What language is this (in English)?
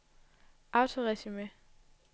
Danish